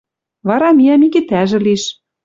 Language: Western Mari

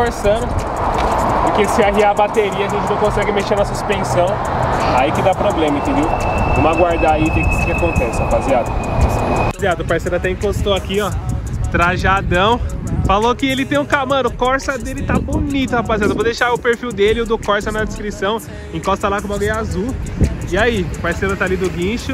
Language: Portuguese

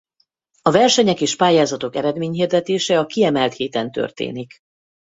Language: Hungarian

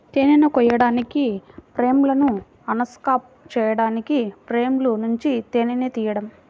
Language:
Telugu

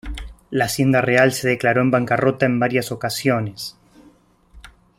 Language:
Spanish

